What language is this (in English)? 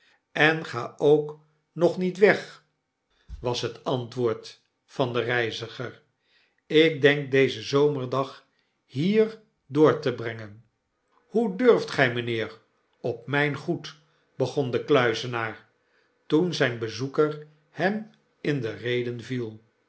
Dutch